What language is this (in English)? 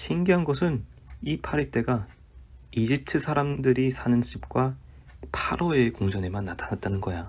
Korean